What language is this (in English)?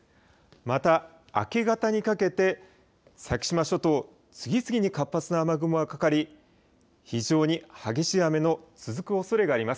Japanese